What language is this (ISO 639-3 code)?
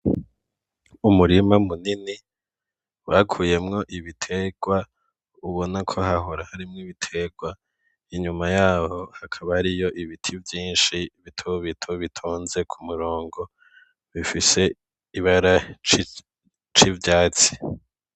run